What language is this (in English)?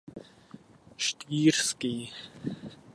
Czech